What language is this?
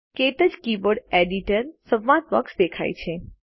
Gujarati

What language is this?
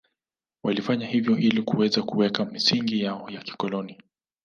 Swahili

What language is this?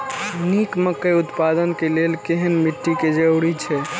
Maithili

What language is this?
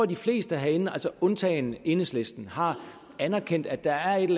Danish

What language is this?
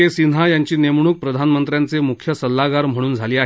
Marathi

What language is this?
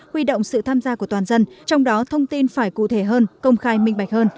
Vietnamese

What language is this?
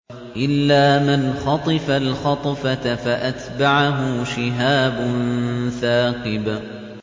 Arabic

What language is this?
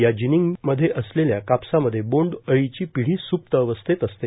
Marathi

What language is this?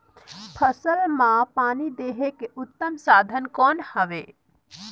Chhattisgarhi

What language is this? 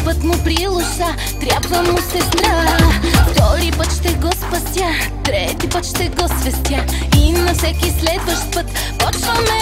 Polish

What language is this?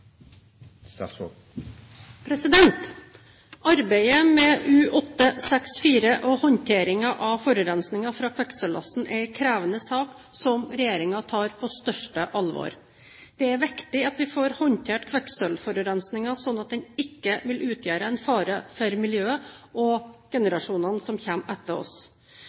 Norwegian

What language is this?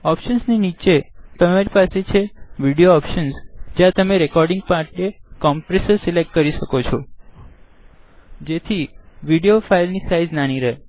Gujarati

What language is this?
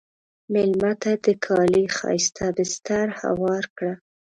Pashto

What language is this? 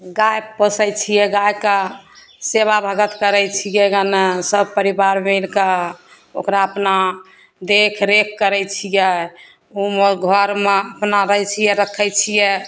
Maithili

